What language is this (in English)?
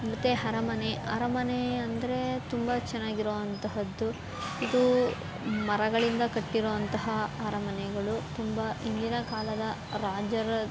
Kannada